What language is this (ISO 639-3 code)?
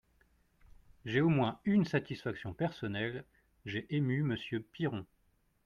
fra